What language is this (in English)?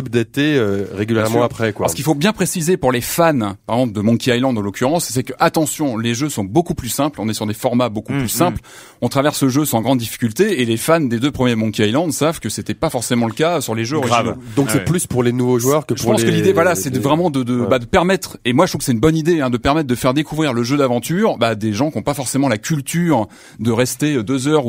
French